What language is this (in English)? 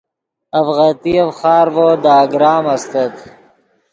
Yidgha